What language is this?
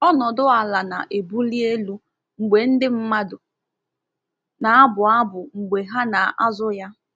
Igbo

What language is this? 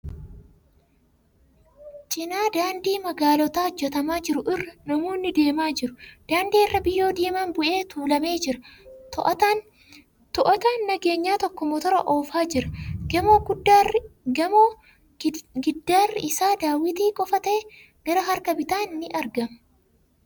Oromo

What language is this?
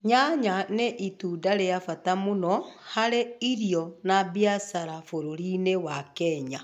Kikuyu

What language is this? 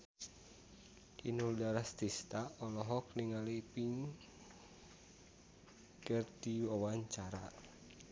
Sundanese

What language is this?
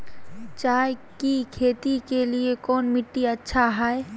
Magahi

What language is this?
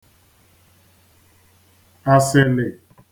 Igbo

